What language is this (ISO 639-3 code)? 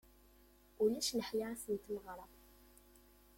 kab